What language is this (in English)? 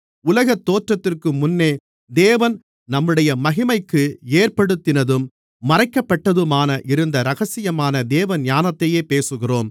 Tamil